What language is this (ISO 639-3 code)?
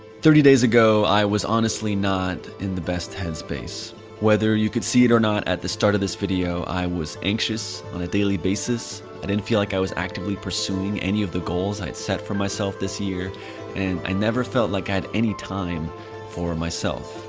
eng